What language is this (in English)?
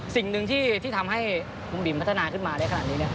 Thai